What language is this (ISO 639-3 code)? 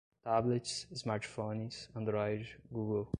por